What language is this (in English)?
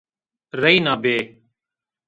Zaza